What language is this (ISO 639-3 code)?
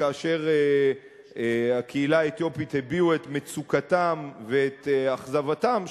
heb